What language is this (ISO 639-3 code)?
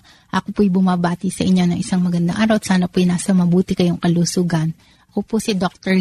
fil